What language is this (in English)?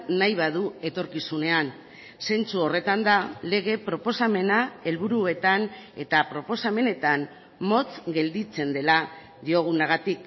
Basque